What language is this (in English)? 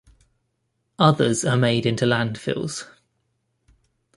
English